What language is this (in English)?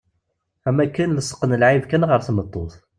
Kabyle